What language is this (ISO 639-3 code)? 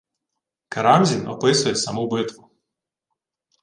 ukr